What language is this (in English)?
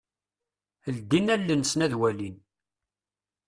Kabyle